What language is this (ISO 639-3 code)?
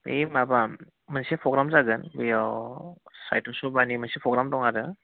brx